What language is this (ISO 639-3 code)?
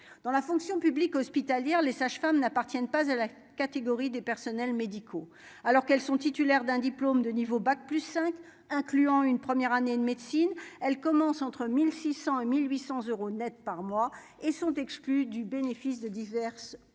fra